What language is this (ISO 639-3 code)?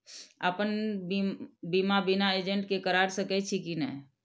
mai